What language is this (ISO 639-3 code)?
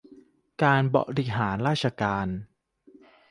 tha